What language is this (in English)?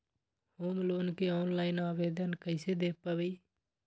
Magahi